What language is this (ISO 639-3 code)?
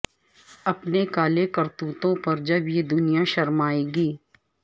urd